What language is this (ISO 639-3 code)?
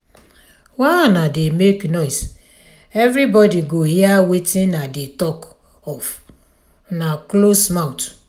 pcm